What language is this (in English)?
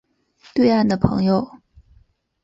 Chinese